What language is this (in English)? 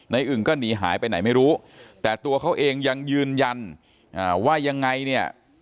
Thai